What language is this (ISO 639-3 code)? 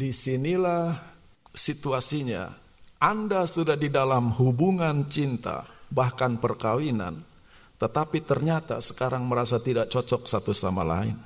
ind